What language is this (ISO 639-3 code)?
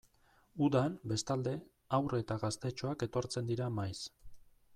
eus